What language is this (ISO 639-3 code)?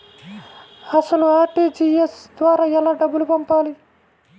tel